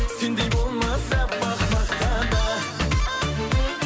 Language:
Kazakh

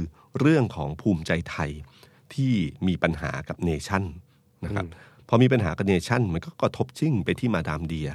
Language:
Thai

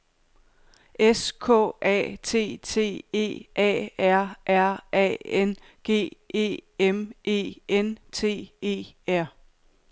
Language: Danish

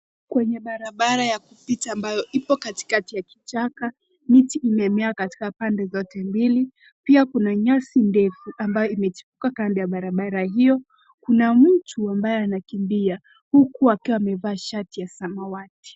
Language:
Swahili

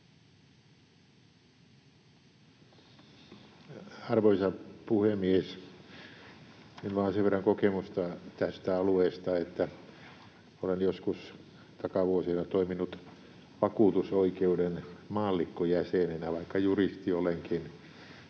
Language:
Finnish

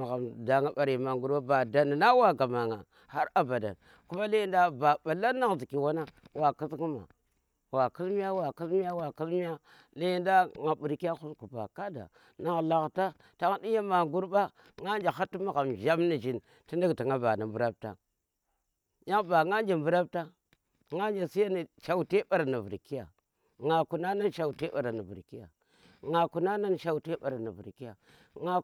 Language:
Tera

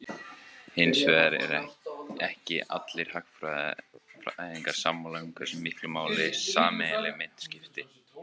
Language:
Icelandic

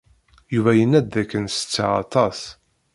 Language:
Kabyle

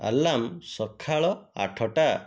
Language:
Odia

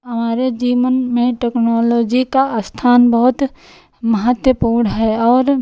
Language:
Hindi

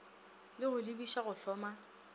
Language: Northern Sotho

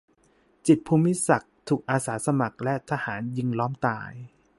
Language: Thai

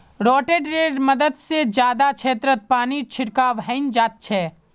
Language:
Magahi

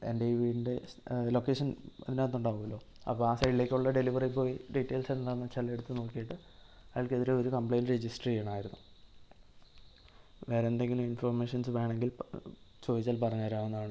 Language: Malayalam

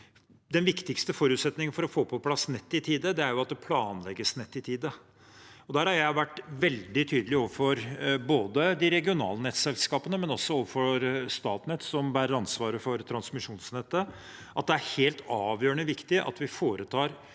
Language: Norwegian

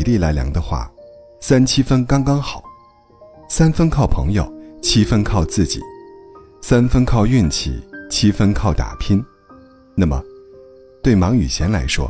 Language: Chinese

